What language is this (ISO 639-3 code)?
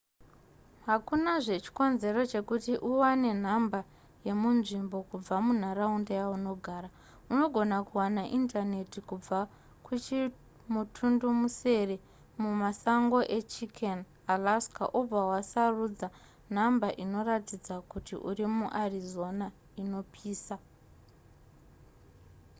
sna